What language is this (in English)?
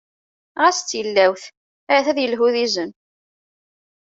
Kabyle